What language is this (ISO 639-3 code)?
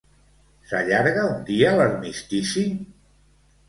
cat